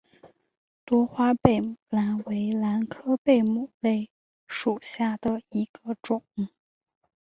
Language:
Chinese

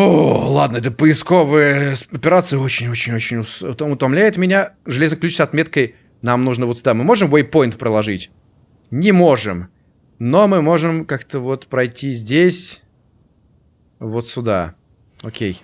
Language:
Russian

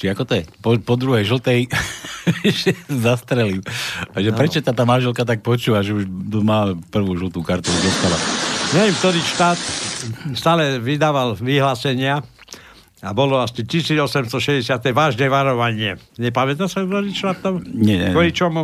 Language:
Slovak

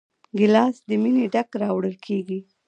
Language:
Pashto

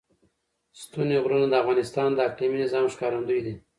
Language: Pashto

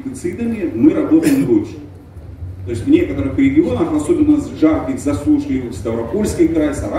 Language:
Russian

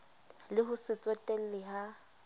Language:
Southern Sotho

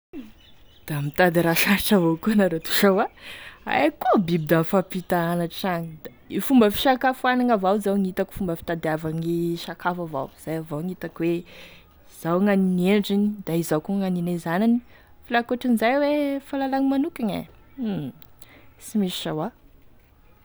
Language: Tesaka Malagasy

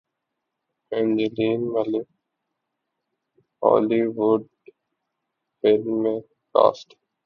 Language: Urdu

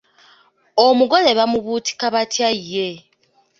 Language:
Ganda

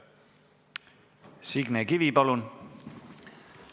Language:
Estonian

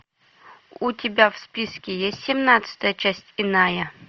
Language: Russian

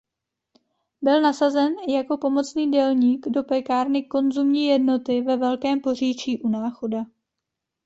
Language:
Czech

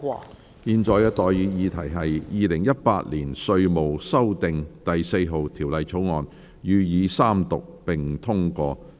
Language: Cantonese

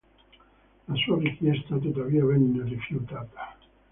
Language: Italian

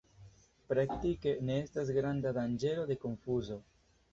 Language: Esperanto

